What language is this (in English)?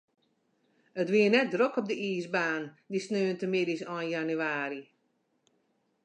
Western Frisian